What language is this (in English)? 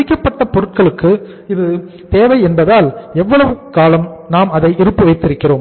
Tamil